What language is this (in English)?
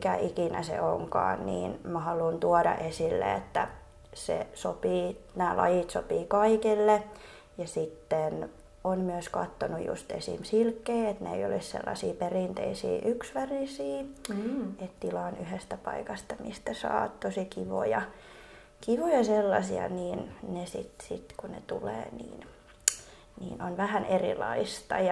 Finnish